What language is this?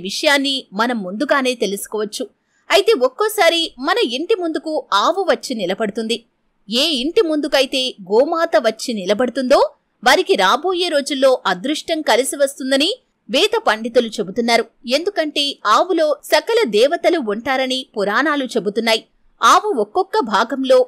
Telugu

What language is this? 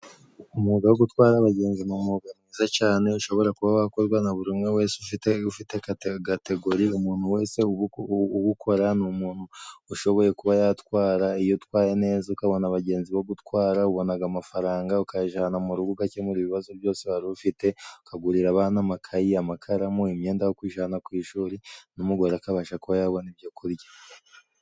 Kinyarwanda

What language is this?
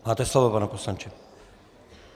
Czech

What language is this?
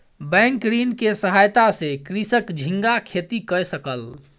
Maithili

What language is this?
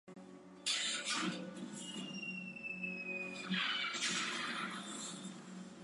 Chinese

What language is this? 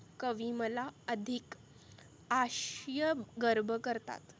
Marathi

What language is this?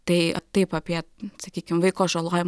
Lithuanian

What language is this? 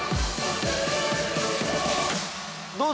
Japanese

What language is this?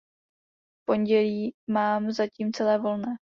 Czech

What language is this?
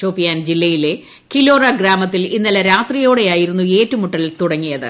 Malayalam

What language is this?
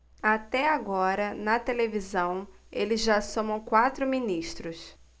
Portuguese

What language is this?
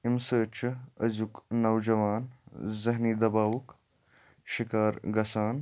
Kashmiri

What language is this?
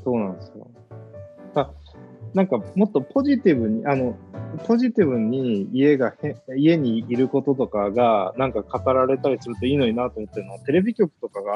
Japanese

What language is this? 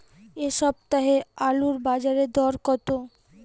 Bangla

